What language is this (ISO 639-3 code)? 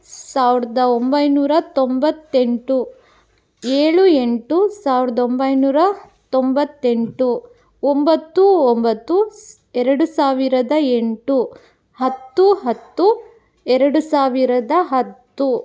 kan